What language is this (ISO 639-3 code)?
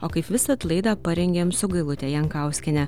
lit